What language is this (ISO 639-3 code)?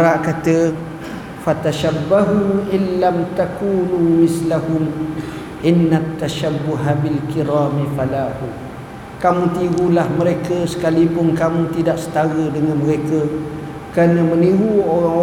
msa